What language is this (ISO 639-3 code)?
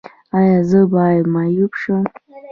pus